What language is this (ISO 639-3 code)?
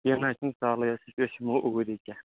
kas